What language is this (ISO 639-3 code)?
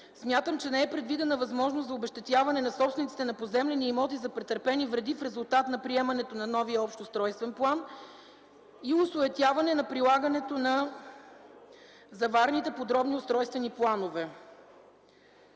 bul